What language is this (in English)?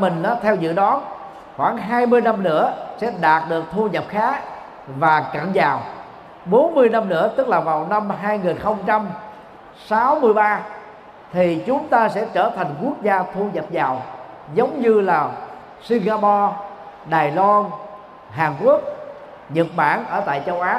Vietnamese